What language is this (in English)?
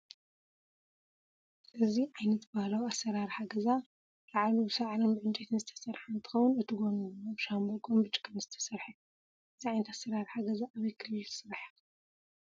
Tigrinya